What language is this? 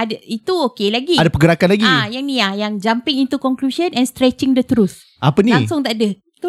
Malay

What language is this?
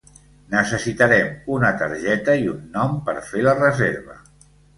Catalan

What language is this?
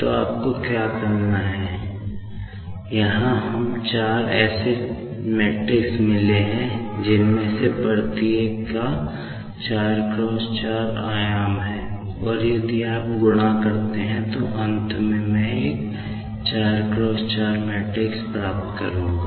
Hindi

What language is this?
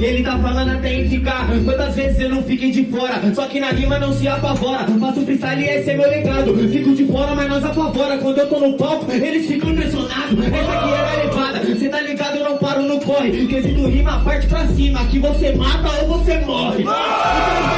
Portuguese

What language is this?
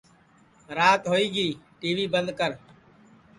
Sansi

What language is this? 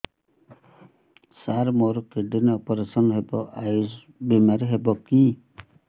Odia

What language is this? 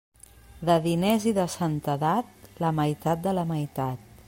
Catalan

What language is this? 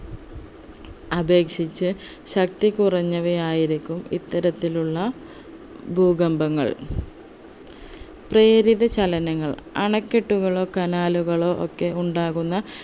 Malayalam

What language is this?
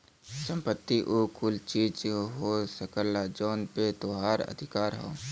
Bhojpuri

